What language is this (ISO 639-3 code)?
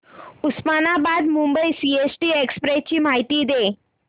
mar